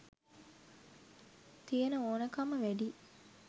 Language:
Sinhala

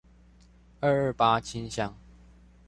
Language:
Chinese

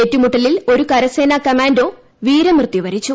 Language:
Malayalam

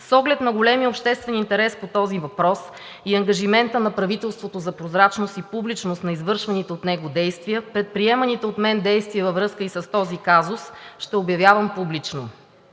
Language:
Bulgarian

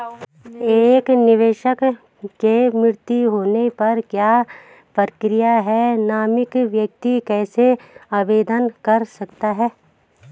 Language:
Hindi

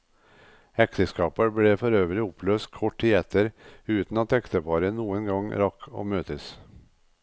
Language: Norwegian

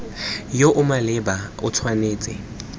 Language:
Tswana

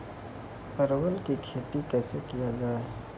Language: Maithili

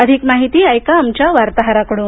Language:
Marathi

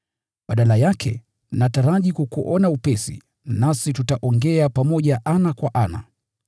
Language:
Swahili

